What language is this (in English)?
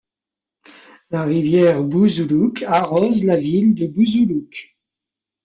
French